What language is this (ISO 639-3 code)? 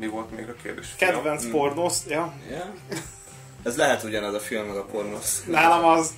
hun